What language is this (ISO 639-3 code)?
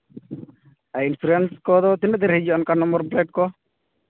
sat